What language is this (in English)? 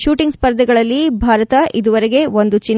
Kannada